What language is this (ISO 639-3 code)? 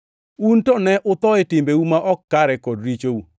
luo